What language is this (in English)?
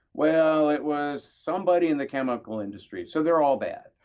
English